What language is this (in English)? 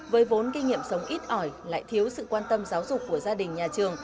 Vietnamese